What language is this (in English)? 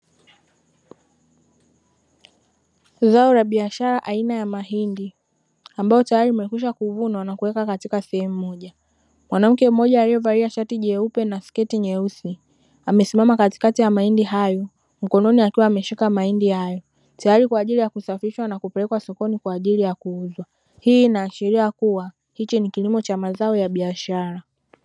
Swahili